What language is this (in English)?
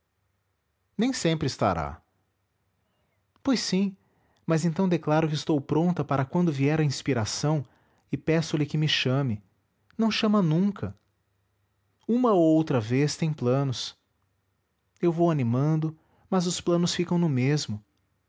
Portuguese